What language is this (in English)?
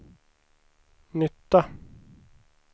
Swedish